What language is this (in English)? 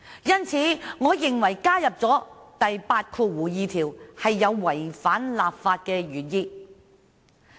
Cantonese